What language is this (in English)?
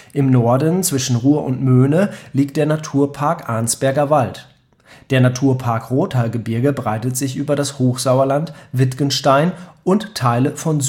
German